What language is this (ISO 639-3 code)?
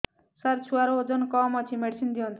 ori